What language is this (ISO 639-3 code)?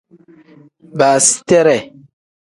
kdh